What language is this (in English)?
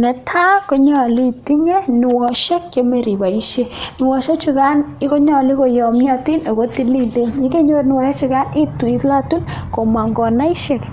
Kalenjin